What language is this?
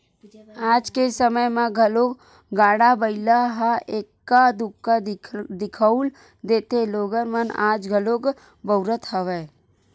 Chhattisgarhi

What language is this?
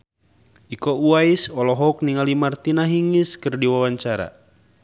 Sundanese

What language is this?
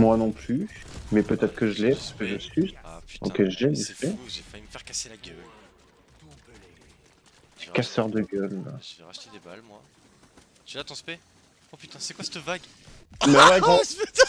French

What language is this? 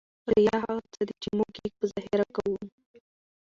Pashto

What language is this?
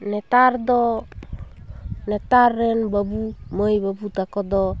Santali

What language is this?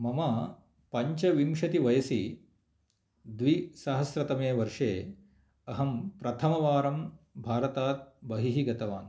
Sanskrit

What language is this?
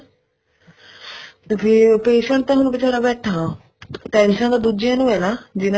Punjabi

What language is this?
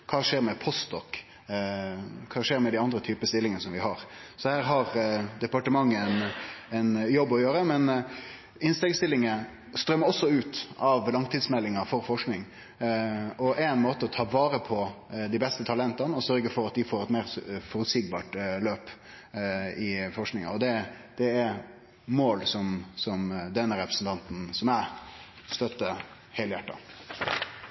Norwegian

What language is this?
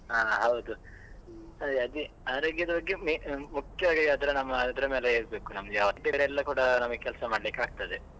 Kannada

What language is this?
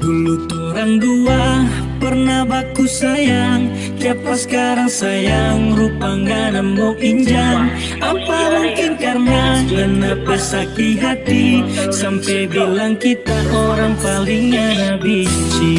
Vietnamese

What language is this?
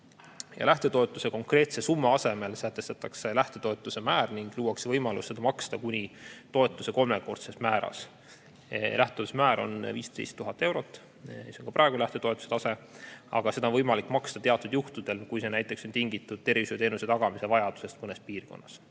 Estonian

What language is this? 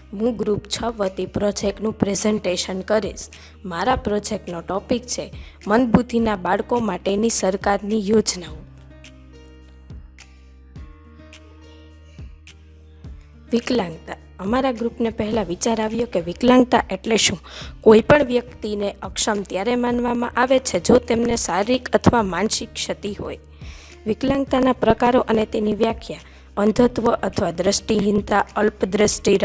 Gujarati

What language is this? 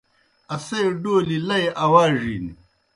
Kohistani Shina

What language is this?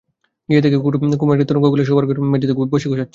Bangla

